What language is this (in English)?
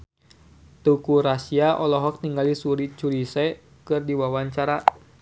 Sundanese